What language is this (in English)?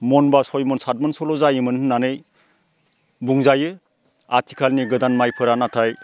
Bodo